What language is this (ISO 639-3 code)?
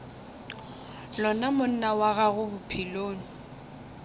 nso